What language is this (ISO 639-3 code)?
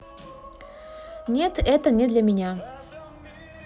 rus